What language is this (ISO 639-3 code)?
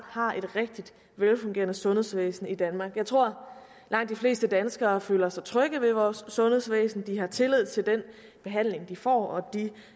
dan